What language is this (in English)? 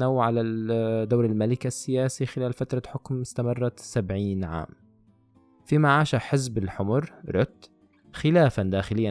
Arabic